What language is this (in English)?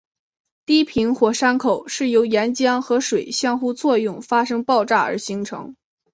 Chinese